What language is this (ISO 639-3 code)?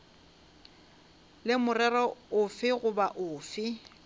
nso